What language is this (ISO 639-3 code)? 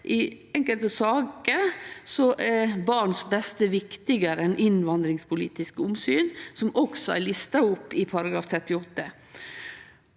nor